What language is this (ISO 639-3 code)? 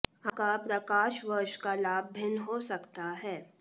hin